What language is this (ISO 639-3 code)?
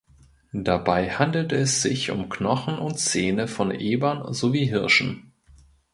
deu